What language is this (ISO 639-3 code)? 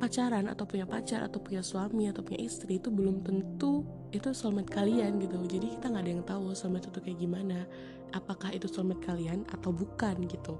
ind